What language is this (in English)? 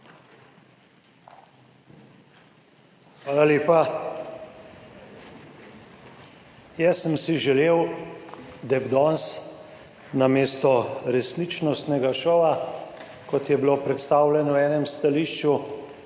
Slovenian